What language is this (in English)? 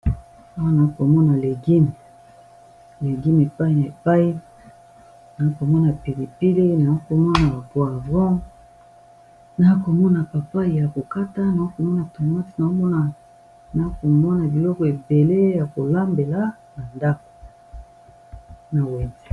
Lingala